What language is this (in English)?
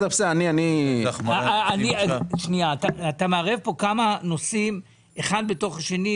Hebrew